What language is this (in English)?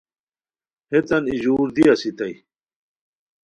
Khowar